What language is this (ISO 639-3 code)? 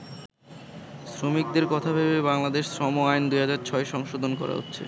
ben